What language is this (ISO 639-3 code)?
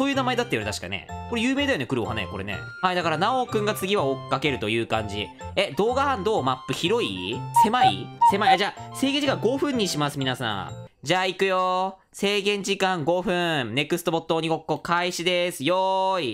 jpn